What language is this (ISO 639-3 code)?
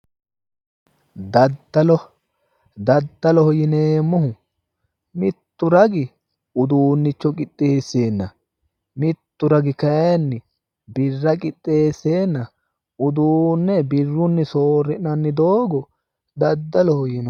sid